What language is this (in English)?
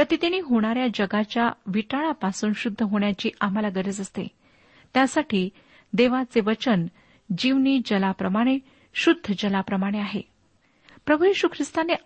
Marathi